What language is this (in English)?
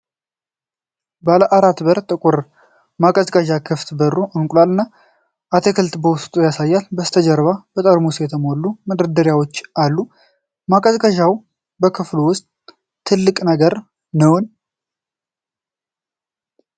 Amharic